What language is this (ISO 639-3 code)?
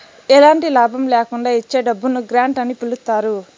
tel